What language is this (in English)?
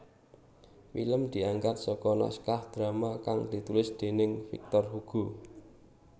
Javanese